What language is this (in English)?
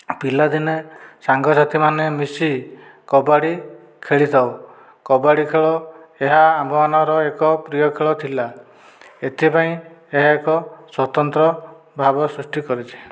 Odia